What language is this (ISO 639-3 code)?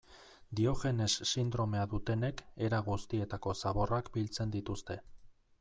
eus